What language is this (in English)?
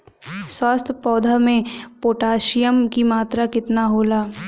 Bhojpuri